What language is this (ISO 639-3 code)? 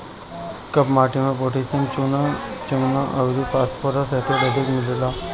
bho